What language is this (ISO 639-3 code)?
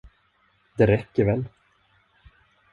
swe